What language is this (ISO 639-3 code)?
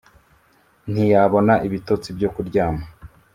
kin